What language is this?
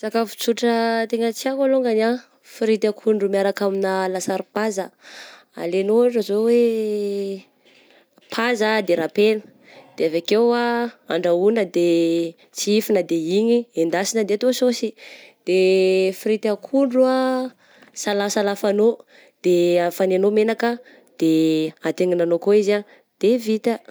Southern Betsimisaraka Malagasy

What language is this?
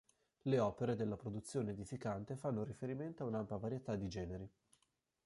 Italian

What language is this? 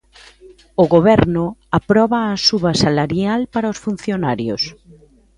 Galician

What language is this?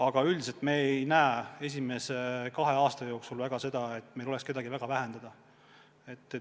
Estonian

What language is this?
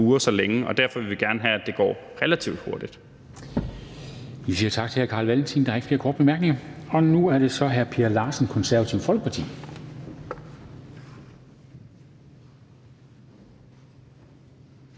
Danish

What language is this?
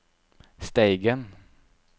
Norwegian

